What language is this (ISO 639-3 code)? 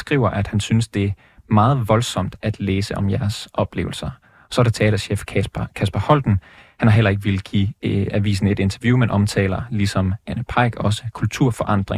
dan